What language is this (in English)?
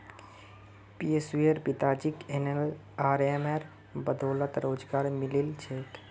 Magahi